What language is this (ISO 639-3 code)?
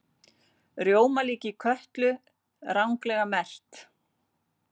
isl